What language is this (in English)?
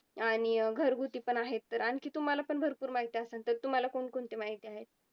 Marathi